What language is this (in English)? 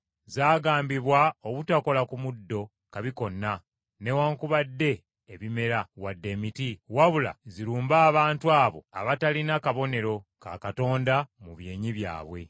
Ganda